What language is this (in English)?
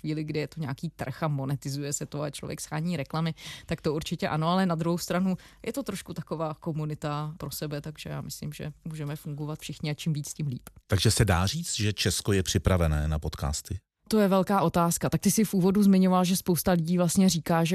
Czech